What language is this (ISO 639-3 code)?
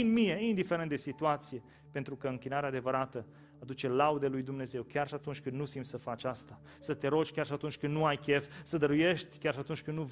ron